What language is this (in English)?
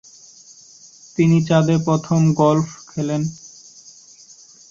Bangla